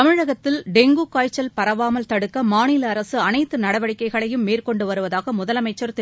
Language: Tamil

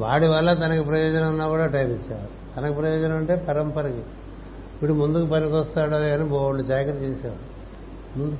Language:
Telugu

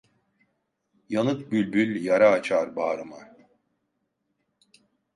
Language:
Turkish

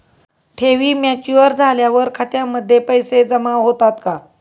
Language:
Marathi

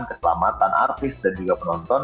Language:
Indonesian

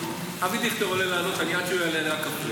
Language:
Hebrew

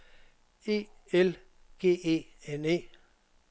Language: Danish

